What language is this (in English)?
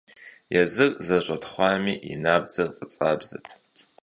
Kabardian